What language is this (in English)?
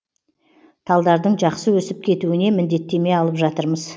Kazakh